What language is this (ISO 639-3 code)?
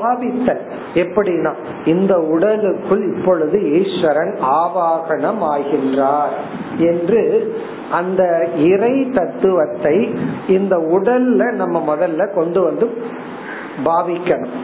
tam